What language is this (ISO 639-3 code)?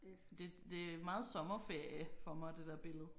dan